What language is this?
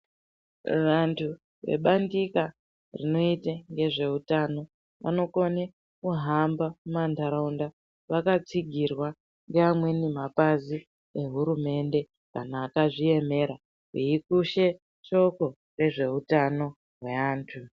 Ndau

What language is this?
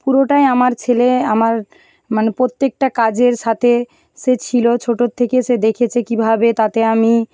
Bangla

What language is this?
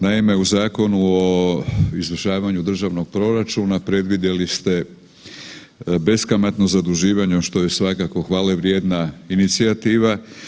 Croatian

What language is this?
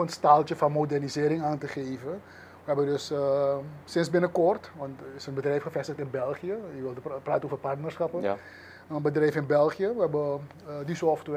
Dutch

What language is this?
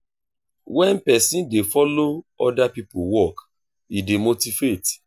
Nigerian Pidgin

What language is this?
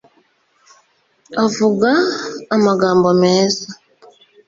Kinyarwanda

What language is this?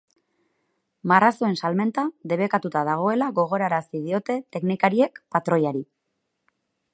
Basque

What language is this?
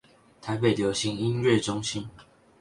Chinese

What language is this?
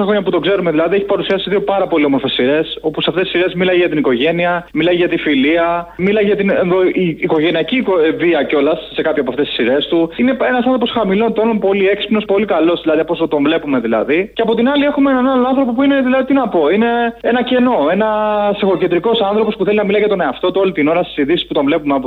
Greek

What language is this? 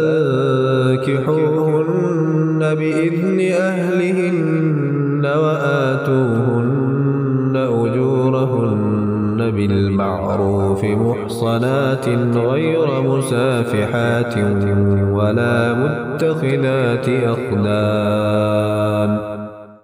Arabic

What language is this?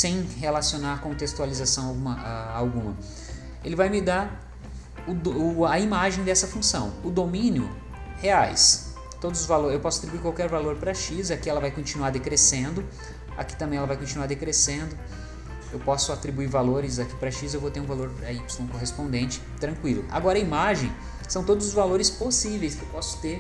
Portuguese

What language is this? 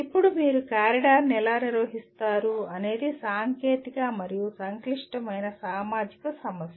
Telugu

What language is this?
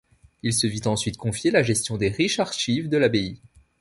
French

